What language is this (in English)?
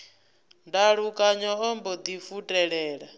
Venda